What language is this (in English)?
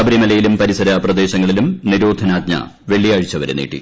Malayalam